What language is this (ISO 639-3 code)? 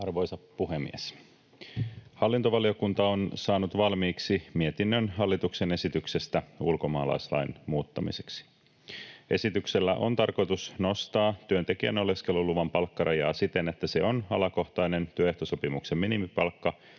fin